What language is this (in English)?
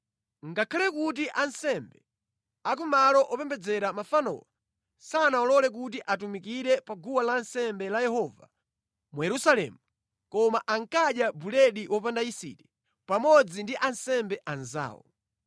Nyanja